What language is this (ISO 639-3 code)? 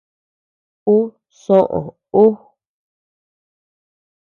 cux